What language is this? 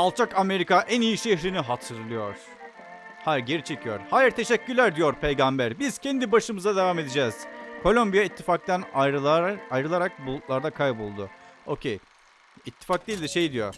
Turkish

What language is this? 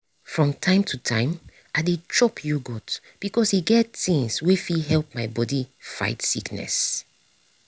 Nigerian Pidgin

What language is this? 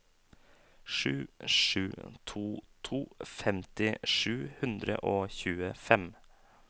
Norwegian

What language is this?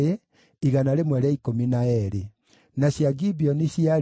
Kikuyu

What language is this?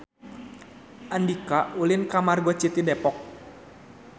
Sundanese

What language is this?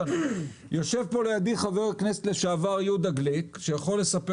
Hebrew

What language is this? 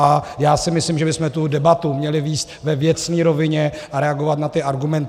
Czech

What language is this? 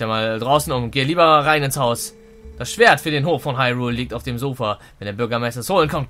German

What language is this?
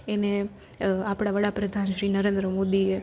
Gujarati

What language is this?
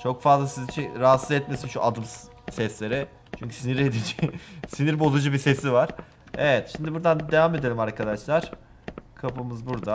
Turkish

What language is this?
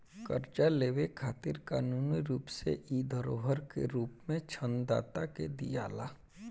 Bhojpuri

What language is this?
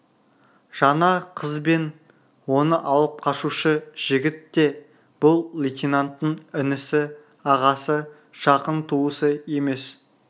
Kazakh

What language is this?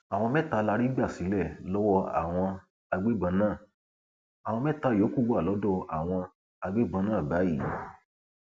Yoruba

